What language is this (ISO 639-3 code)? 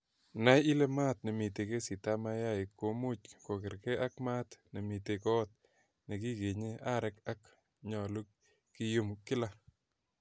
kln